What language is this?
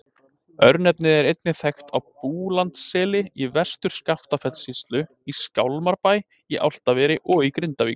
Icelandic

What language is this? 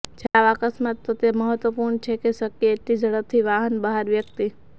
Gujarati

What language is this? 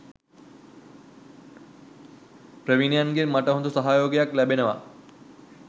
Sinhala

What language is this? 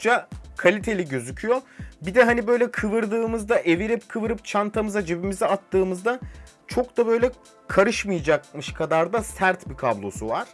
Turkish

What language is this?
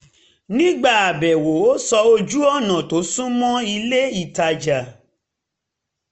Yoruba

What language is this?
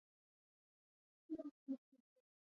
Pashto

